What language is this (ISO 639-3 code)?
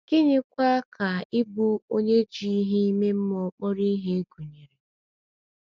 ibo